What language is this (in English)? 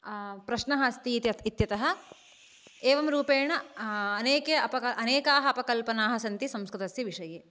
Sanskrit